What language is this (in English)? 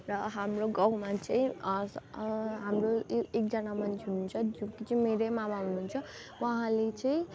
Nepali